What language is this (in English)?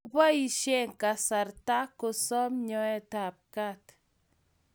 Kalenjin